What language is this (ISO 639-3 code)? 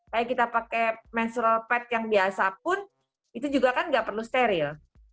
ind